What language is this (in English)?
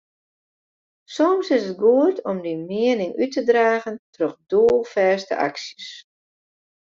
Western Frisian